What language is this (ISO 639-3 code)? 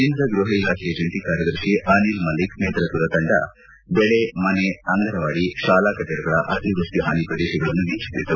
kan